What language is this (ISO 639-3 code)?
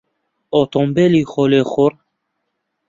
ckb